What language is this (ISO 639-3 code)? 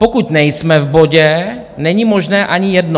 ces